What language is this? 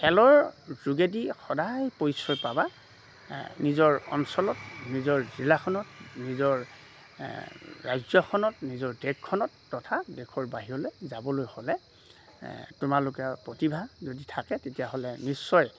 Assamese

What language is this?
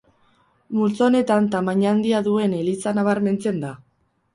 Basque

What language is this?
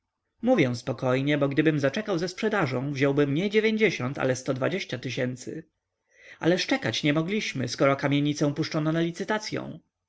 Polish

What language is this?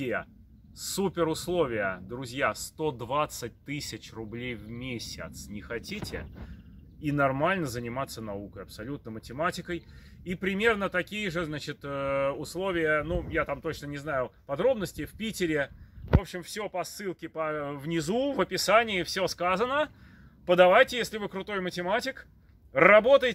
Russian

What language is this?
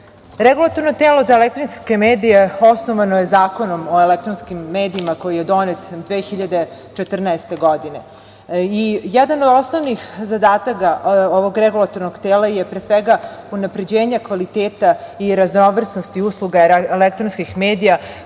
Serbian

